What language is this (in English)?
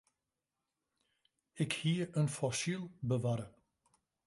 Western Frisian